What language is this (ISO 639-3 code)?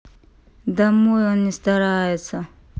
rus